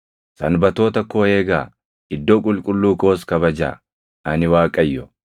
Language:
Oromo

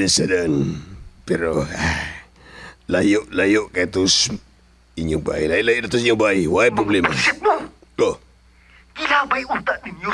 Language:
Filipino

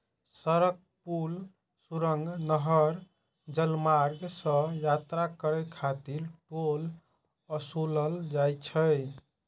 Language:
Maithili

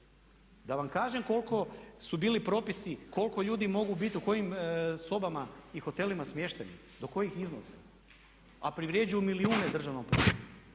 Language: Croatian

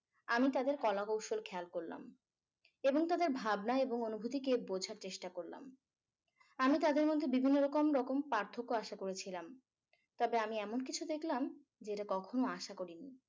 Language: Bangla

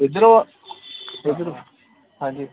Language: Punjabi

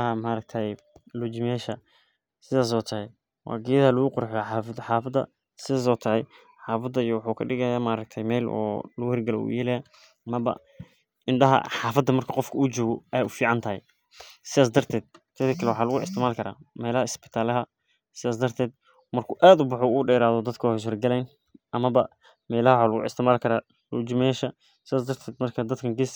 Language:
Somali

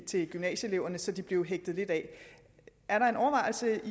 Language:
Danish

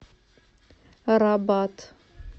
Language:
Russian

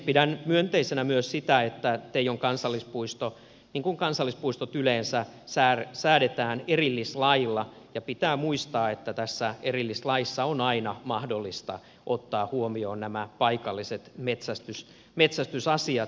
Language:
Finnish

